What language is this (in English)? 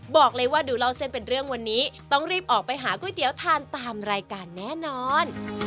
Thai